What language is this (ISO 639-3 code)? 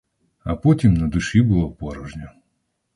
ukr